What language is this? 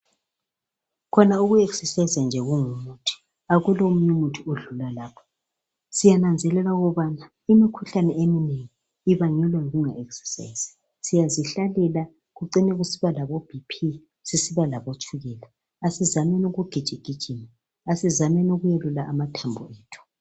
North Ndebele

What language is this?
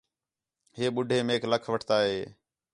Khetrani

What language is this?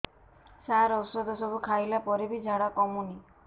Odia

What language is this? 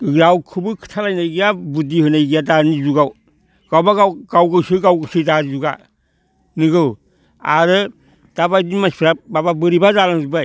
Bodo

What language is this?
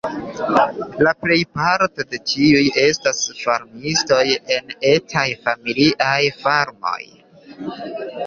Esperanto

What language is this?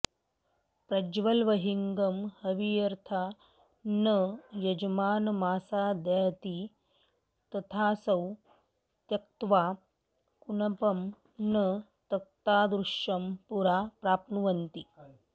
Sanskrit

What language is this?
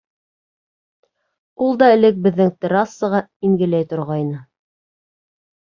Bashkir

